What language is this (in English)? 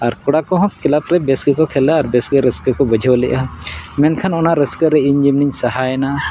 Santali